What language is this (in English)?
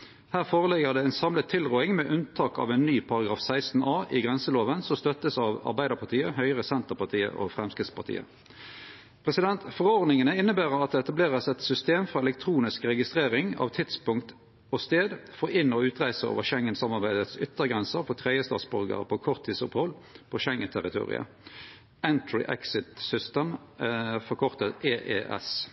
Norwegian Nynorsk